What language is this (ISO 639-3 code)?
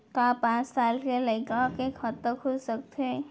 hne